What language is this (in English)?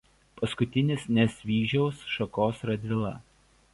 Lithuanian